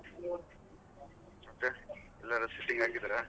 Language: Kannada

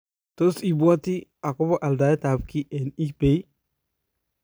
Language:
Kalenjin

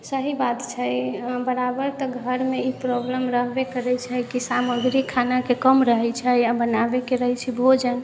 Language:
Maithili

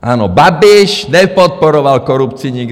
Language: Czech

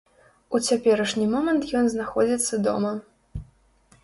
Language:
Belarusian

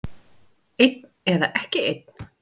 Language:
Icelandic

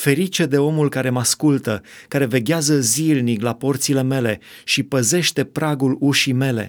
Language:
Romanian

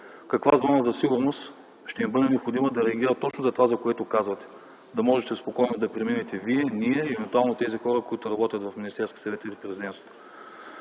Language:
Bulgarian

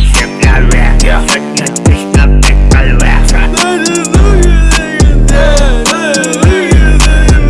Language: French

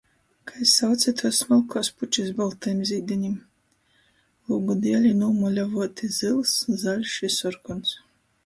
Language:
Latgalian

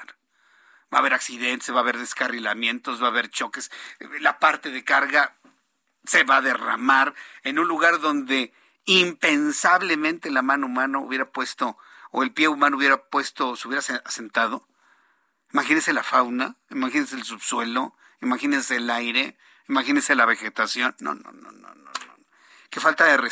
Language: Spanish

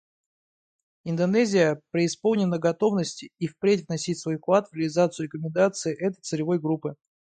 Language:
Russian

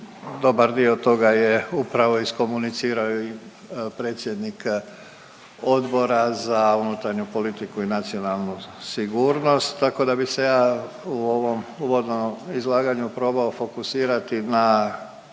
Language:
Croatian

